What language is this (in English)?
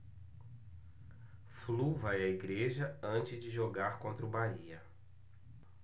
Portuguese